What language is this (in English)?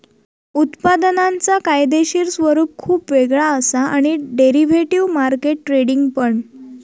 Marathi